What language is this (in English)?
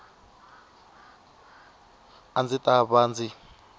Tsonga